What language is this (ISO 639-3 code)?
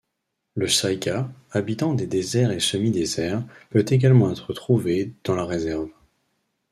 fra